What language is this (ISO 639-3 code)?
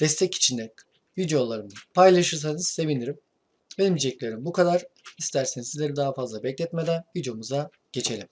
tur